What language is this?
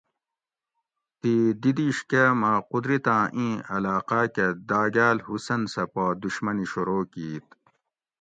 Gawri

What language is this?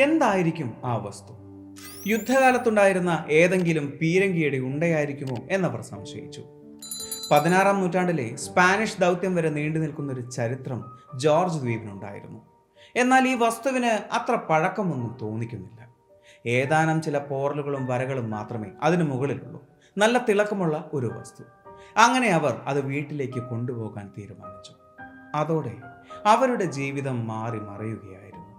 Malayalam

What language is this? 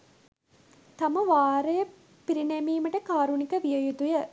Sinhala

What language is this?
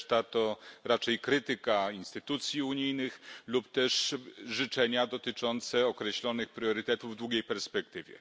Polish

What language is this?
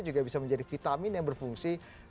Indonesian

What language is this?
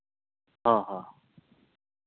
Santali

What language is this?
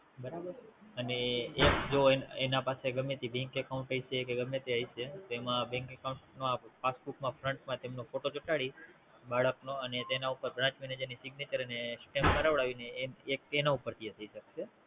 Gujarati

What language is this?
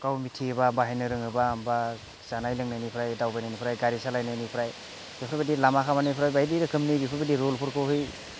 Bodo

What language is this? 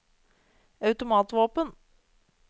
Norwegian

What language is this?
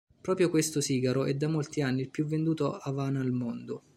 Italian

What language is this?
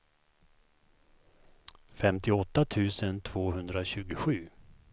Swedish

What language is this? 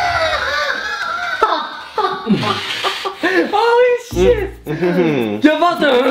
Dutch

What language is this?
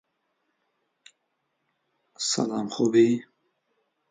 Central Kurdish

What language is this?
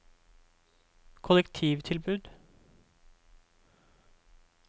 Norwegian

